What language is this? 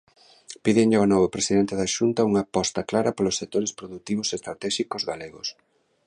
Galician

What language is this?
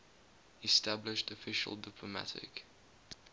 English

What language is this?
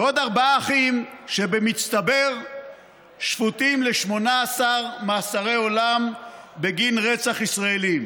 Hebrew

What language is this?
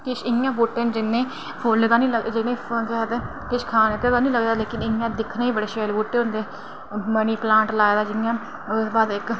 Dogri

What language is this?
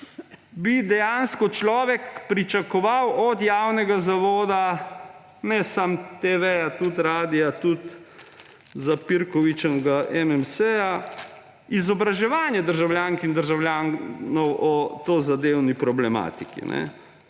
Slovenian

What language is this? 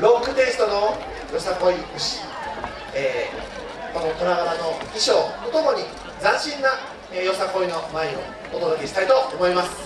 Japanese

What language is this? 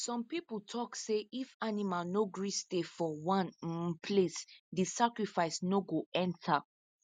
Nigerian Pidgin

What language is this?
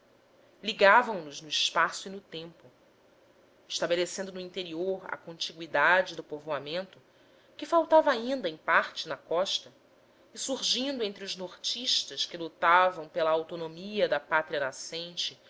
Portuguese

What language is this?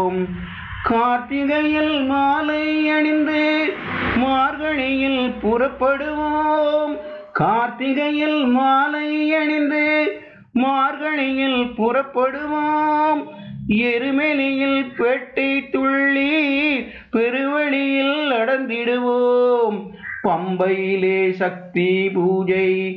Tamil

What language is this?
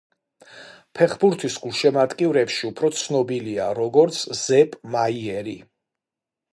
Georgian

